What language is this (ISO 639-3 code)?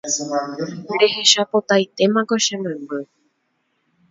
grn